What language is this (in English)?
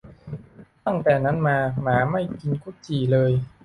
Thai